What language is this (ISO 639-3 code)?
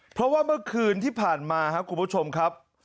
tha